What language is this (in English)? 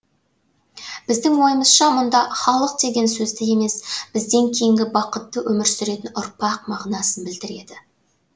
Kazakh